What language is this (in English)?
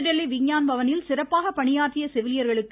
Tamil